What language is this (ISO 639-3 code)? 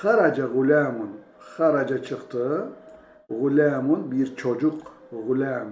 tur